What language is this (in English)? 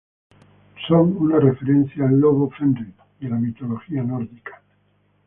Spanish